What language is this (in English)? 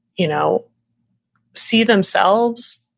English